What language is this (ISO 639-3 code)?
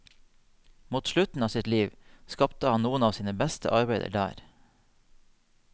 nor